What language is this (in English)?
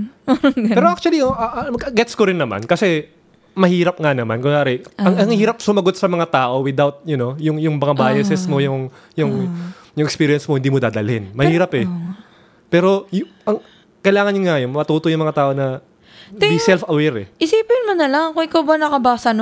Filipino